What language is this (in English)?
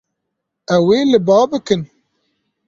Kurdish